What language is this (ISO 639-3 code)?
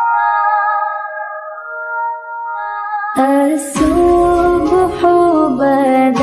ara